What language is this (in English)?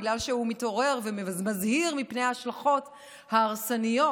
Hebrew